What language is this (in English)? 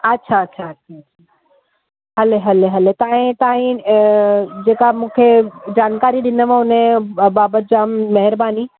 Sindhi